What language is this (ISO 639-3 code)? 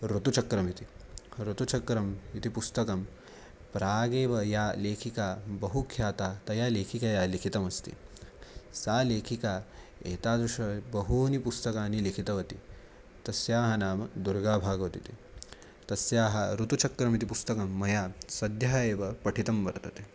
san